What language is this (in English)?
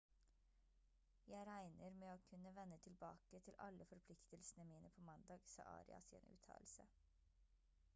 Norwegian Bokmål